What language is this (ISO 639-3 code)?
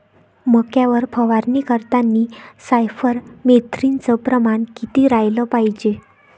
mar